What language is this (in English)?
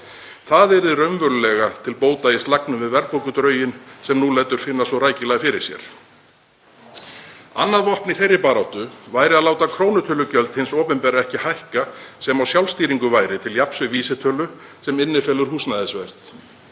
Icelandic